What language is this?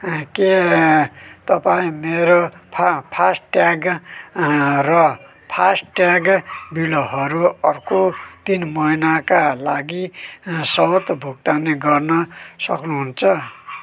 Nepali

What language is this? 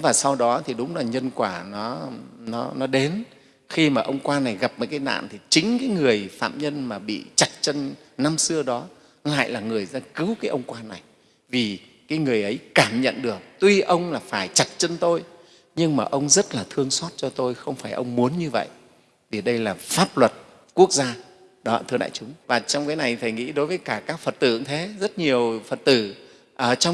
Vietnamese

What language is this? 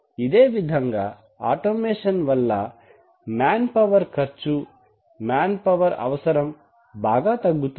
Telugu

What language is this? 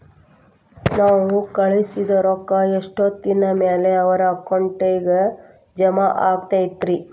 Kannada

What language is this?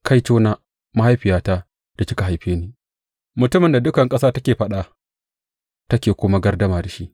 Hausa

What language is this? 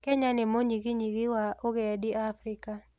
Kikuyu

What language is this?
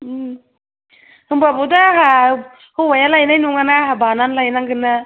Bodo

